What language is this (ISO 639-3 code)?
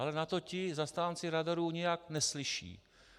ces